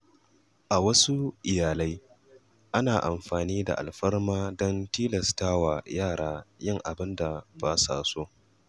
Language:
Hausa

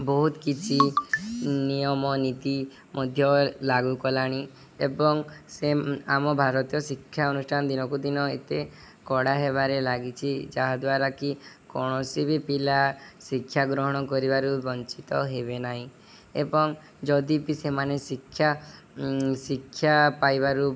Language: Odia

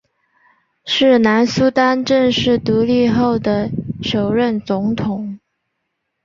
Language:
Chinese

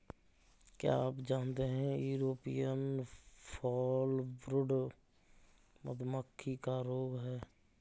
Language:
Hindi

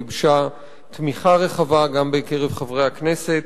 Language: Hebrew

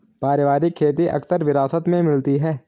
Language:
Hindi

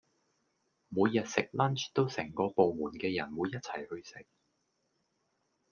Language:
Cantonese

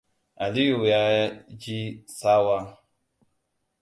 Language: Hausa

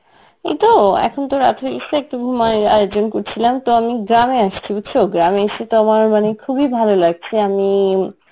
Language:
Bangla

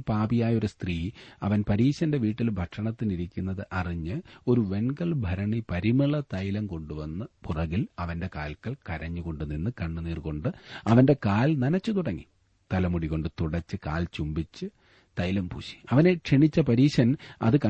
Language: Malayalam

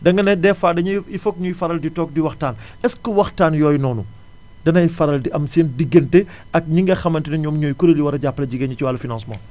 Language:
Wolof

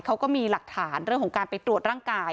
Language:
Thai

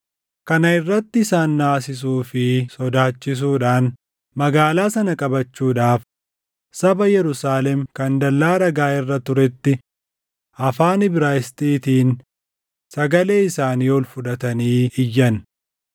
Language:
Oromo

